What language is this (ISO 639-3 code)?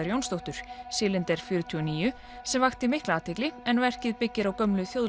isl